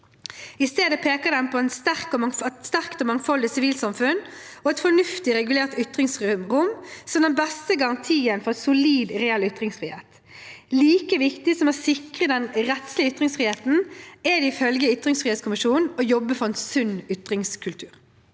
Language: Norwegian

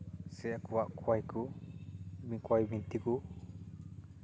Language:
Santali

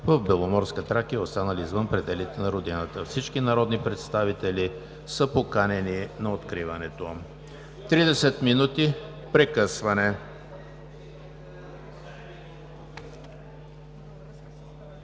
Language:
Bulgarian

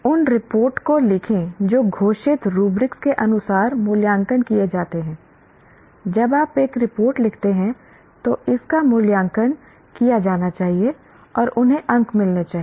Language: Hindi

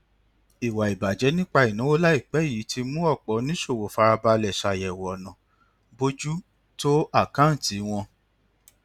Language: Yoruba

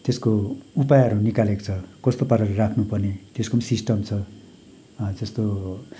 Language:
Nepali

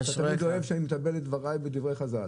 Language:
Hebrew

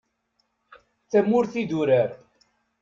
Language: Kabyle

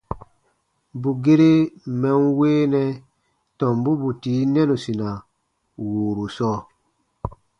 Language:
Baatonum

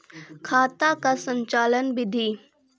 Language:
Maithili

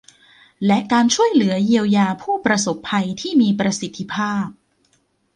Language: Thai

